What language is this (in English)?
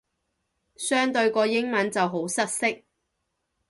Cantonese